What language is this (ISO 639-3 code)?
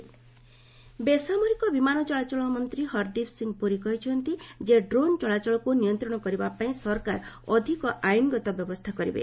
ori